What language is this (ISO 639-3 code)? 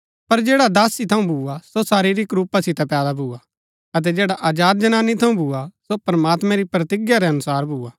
gbk